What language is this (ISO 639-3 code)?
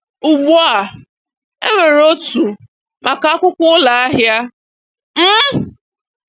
ibo